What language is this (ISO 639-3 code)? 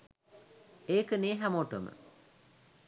sin